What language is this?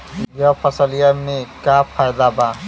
Bhojpuri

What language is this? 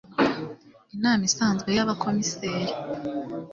Kinyarwanda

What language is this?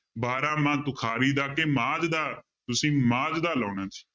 Punjabi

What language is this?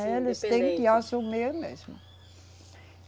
Portuguese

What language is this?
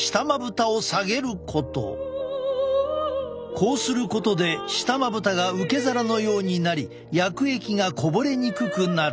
Japanese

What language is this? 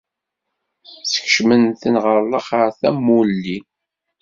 Kabyle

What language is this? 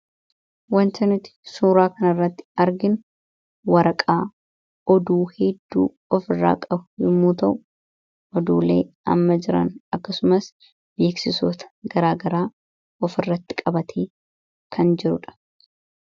Oromo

